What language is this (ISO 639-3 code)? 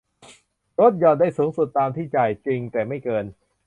tha